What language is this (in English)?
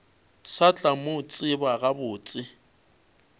Northern Sotho